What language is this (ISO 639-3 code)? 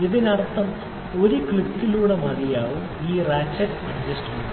mal